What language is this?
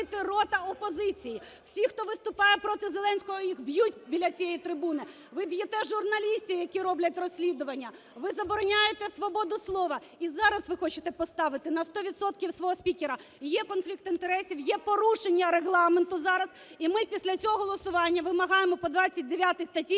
Ukrainian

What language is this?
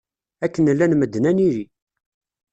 Kabyle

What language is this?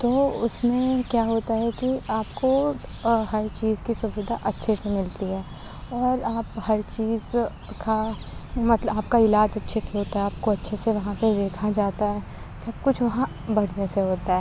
Urdu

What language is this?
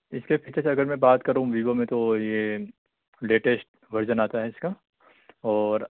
Urdu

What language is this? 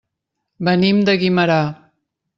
Catalan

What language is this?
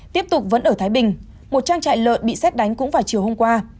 Vietnamese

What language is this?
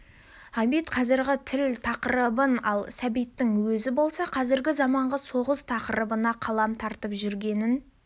Kazakh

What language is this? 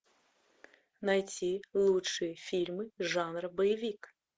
Russian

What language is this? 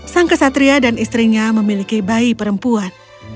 Indonesian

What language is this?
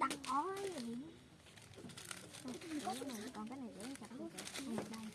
Vietnamese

